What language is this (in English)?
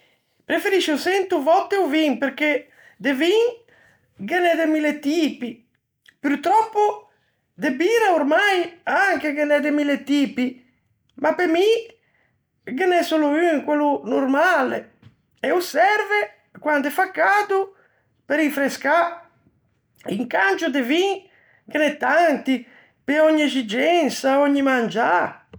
Ligurian